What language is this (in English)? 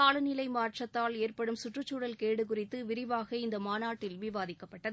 Tamil